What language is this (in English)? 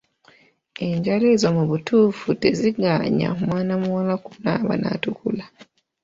Ganda